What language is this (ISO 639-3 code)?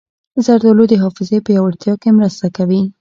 pus